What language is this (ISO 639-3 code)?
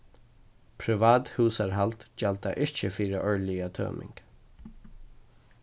fao